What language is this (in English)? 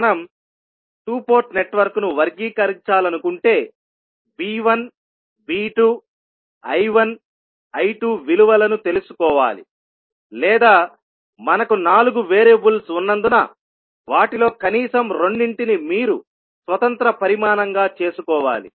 Telugu